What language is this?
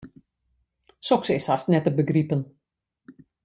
Western Frisian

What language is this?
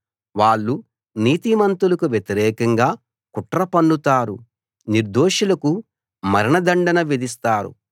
Telugu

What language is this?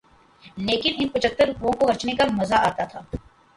Urdu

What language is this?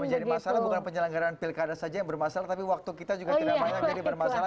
Indonesian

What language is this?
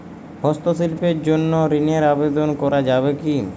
Bangla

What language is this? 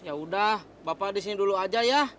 Indonesian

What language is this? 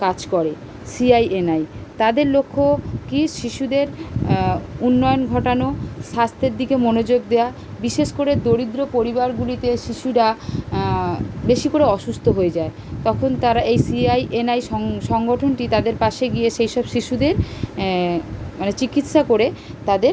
Bangla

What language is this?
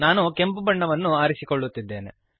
Kannada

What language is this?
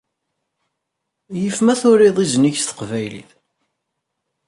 Kabyle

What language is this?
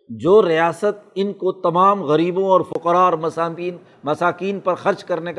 Urdu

